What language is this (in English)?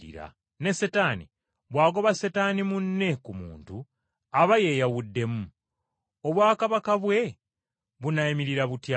Ganda